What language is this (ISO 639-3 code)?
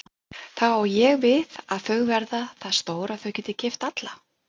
isl